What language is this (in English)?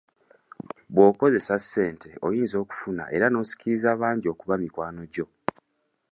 Ganda